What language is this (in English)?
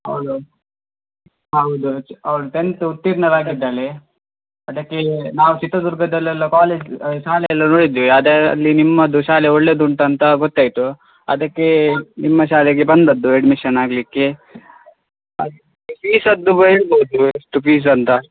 Kannada